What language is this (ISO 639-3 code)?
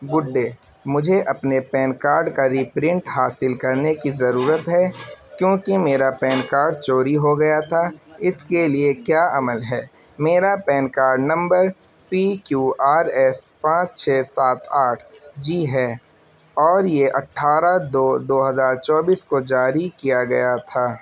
urd